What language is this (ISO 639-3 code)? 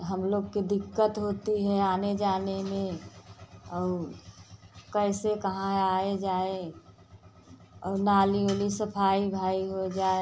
hin